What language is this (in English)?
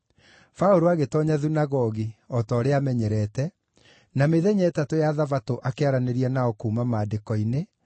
Kikuyu